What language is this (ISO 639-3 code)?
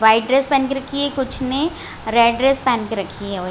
hin